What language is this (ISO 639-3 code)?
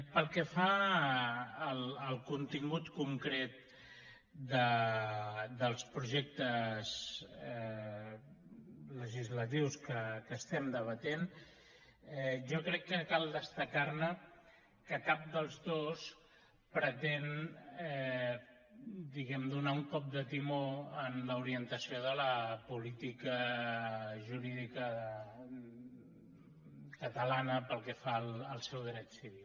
cat